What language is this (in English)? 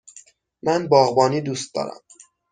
Persian